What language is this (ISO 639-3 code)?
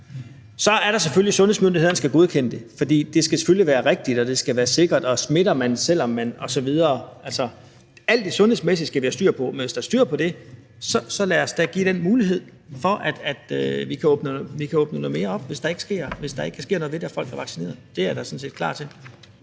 dan